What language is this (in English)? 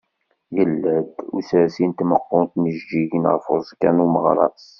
Kabyle